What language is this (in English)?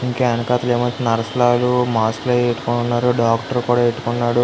Telugu